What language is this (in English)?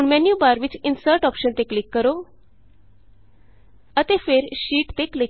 Punjabi